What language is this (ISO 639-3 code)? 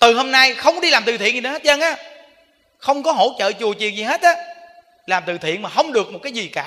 vie